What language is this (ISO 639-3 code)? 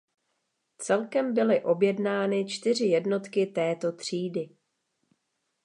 ces